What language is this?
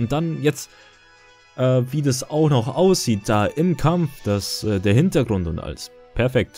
German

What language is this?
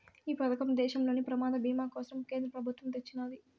Telugu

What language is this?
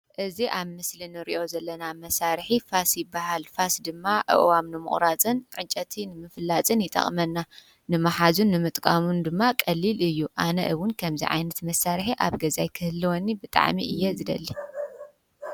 Tigrinya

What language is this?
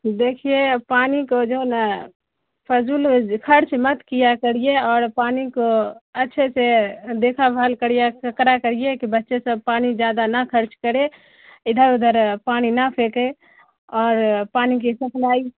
Urdu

